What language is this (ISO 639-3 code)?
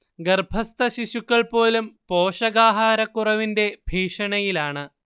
mal